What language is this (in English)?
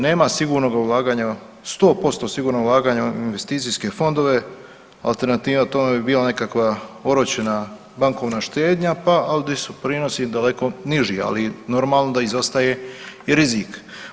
Croatian